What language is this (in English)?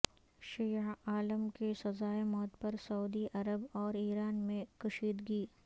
Urdu